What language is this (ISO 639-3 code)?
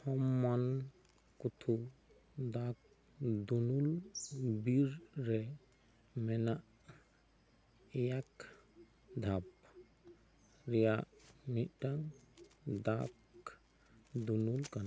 sat